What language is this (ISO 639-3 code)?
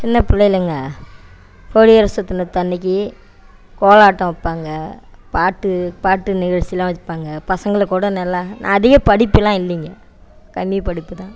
tam